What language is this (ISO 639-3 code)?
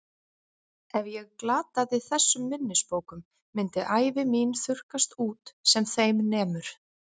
isl